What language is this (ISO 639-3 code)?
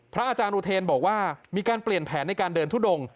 tha